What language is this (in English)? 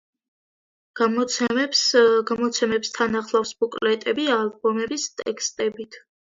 Georgian